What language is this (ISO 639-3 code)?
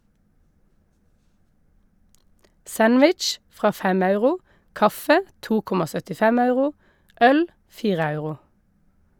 nor